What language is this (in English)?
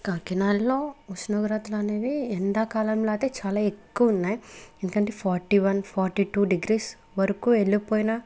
Telugu